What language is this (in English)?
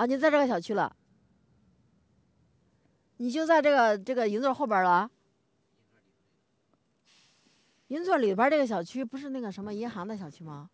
Chinese